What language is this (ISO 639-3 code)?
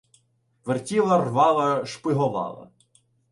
ukr